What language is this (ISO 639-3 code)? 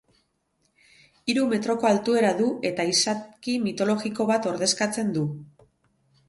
eus